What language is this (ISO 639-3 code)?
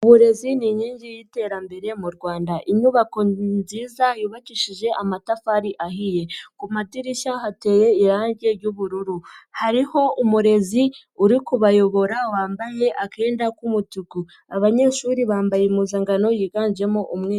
kin